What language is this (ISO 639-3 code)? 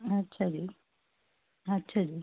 pan